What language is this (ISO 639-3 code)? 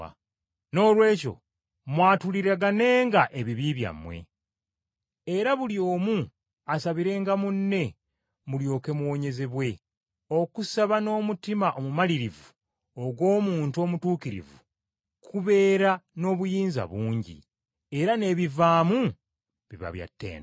lug